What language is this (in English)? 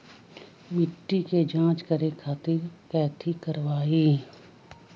Magahi